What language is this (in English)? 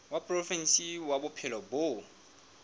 Southern Sotho